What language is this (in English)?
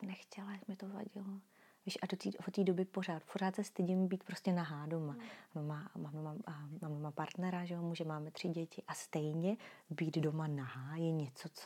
Czech